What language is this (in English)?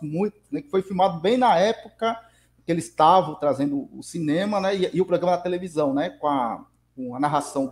Portuguese